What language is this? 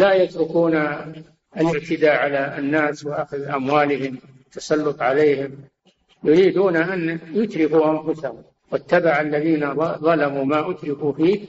Arabic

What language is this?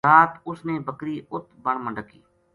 Gujari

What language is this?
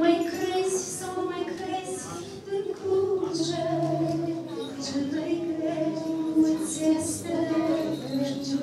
Romanian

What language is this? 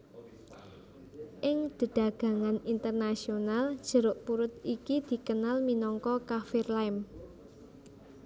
Javanese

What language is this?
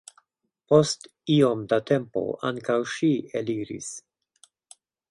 Esperanto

